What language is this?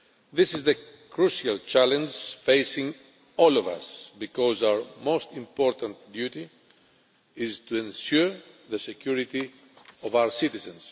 English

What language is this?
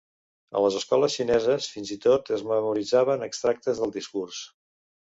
Catalan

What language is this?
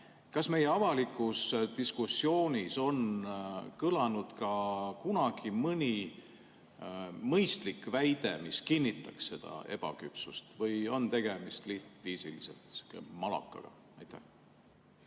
Estonian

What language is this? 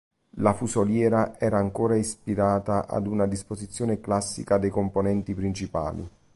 Italian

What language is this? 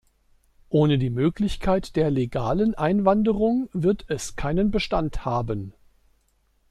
German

